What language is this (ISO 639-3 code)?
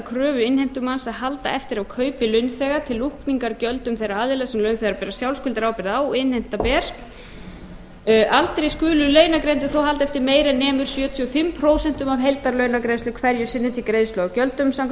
isl